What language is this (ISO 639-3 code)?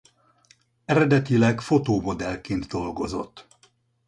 hun